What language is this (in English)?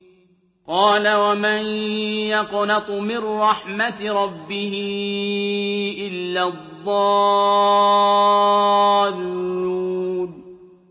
Arabic